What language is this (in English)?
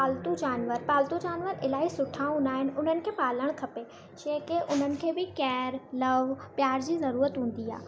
Sindhi